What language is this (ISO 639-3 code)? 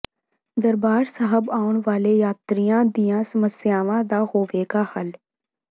pan